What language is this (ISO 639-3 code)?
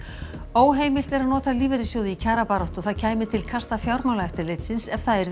isl